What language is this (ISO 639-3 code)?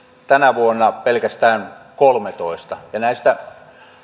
fin